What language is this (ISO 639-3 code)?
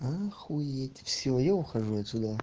rus